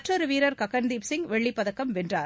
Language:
Tamil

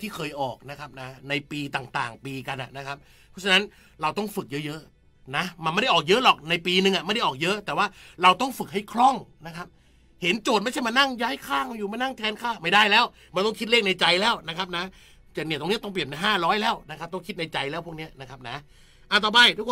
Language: Thai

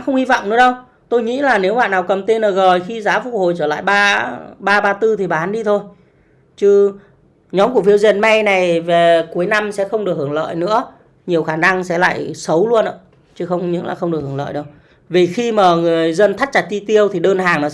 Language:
Vietnamese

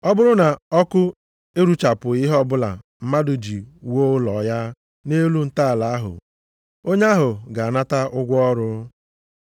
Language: Igbo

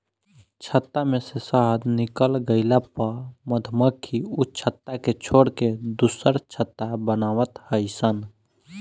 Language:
Bhojpuri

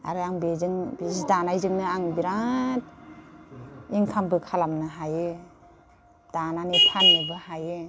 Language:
Bodo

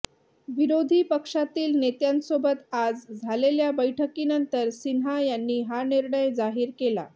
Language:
Marathi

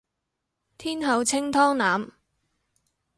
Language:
Cantonese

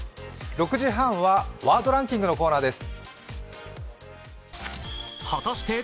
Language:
Japanese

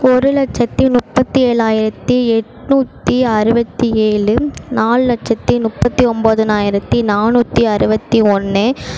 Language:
Tamil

